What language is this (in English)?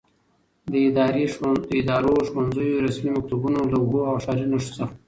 Pashto